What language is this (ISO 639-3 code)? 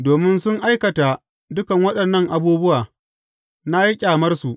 hau